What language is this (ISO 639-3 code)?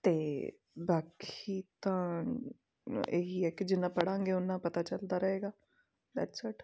pan